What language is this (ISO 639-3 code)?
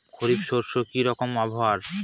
ben